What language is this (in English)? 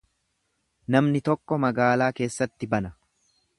Oromo